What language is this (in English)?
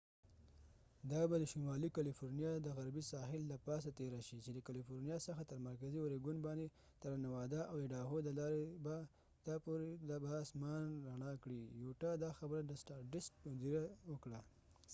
Pashto